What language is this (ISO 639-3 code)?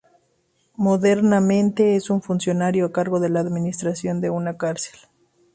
spa